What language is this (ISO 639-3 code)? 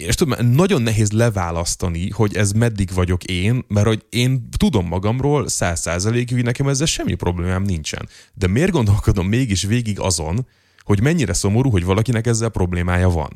hun